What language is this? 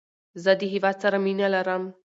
Pashto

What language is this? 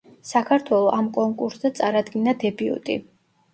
Georgian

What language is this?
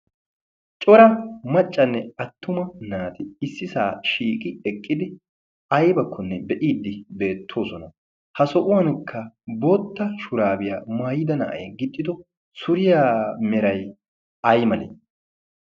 Wolaytta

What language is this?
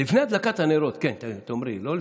Hebrew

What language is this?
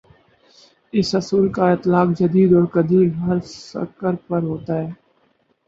Urdu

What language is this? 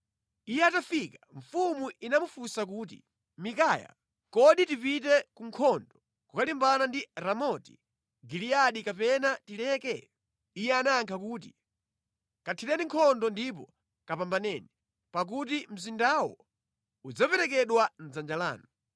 Nyanja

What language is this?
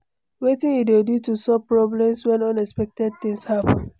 Nigerian Pidgin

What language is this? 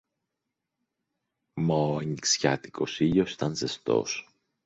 Greek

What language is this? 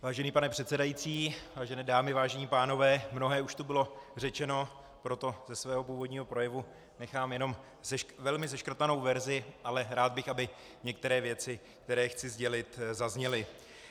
Czech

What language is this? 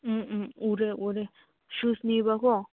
Manipuri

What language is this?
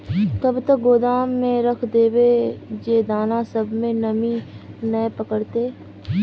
Magahi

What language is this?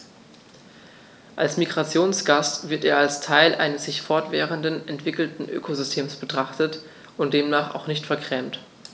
German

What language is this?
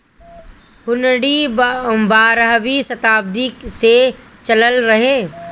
Bhojpuri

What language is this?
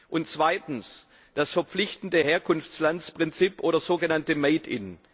German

